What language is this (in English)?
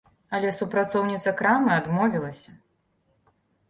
Belarusian